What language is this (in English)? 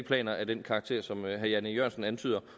Danish